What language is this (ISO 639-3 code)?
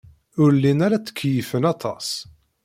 kab